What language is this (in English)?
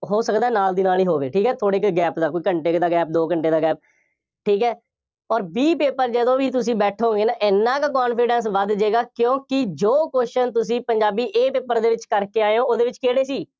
Punjabi